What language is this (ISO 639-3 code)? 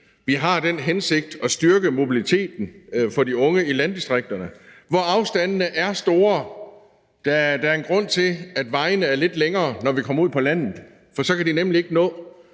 dan